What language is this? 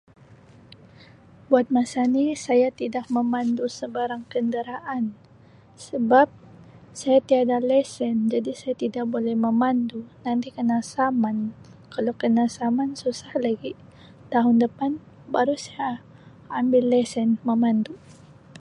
Sabah Malay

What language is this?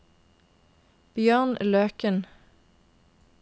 Norwegian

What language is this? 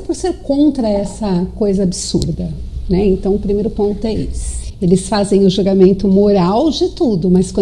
Portuguese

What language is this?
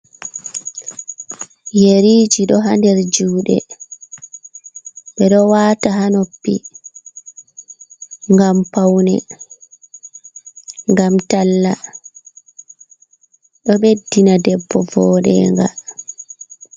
Fula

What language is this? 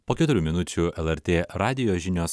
Lithuanian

